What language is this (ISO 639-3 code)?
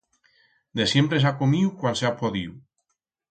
arg